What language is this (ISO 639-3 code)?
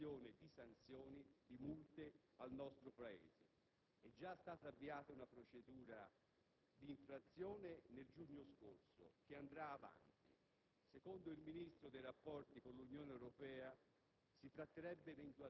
ita